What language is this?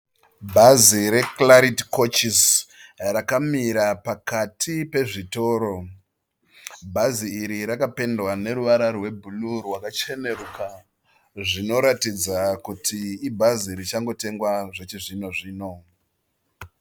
Shona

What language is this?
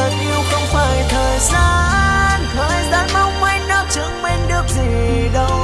Vietnamese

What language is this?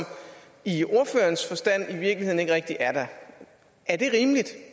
Danish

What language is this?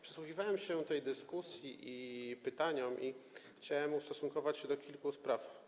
Polish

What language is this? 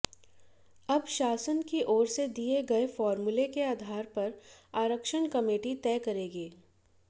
Hindi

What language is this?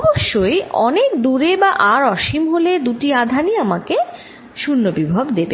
Bangla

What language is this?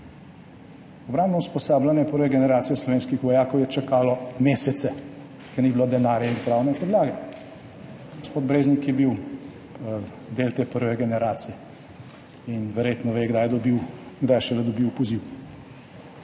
Slovenian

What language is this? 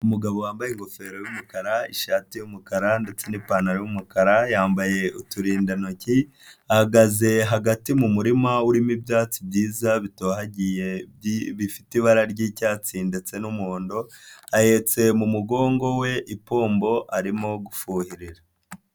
Kinyarwanda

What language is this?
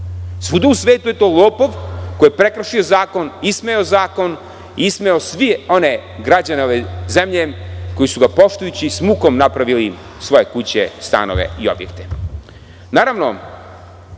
Serbian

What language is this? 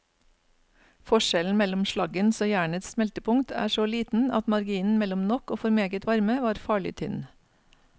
Norwegian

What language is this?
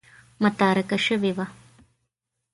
Pashto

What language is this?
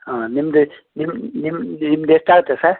Kannada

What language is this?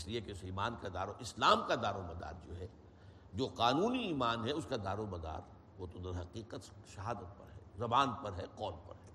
Urdu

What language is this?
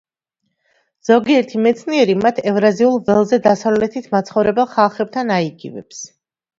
Georgian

